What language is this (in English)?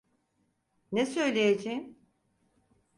Turkish